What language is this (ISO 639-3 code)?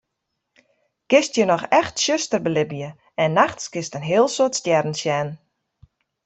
fry